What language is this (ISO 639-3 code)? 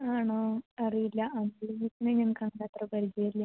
mal